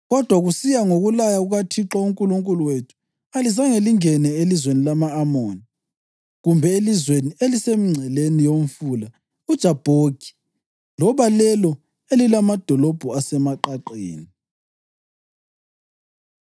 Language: North Ndebele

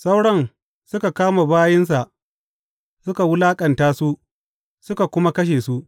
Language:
Hausa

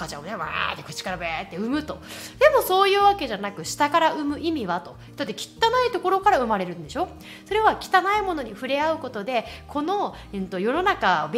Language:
Japanese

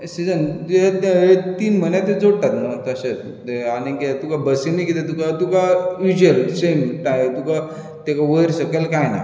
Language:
Konkani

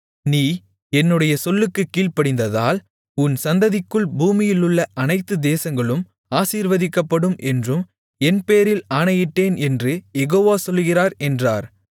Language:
Tamil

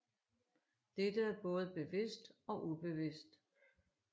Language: Danish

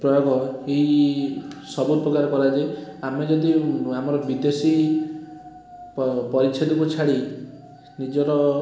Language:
Odia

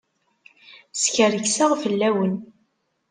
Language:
Kabyle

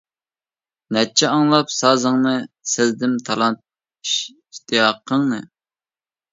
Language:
Uyghur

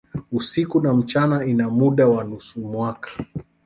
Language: Swahili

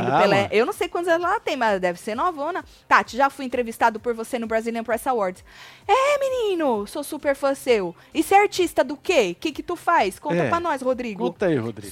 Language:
Portuguese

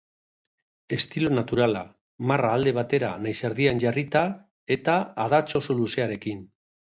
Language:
Basque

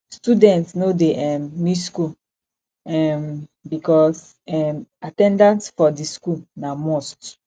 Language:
Nigerian Pidgin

